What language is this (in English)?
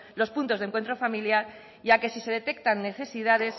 Spanish